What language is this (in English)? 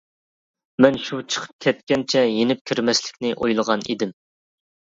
Uyghur